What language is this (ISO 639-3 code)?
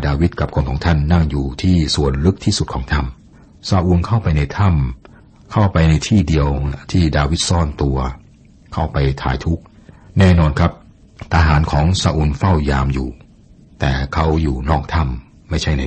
tha